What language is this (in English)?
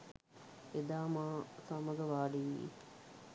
Sinhala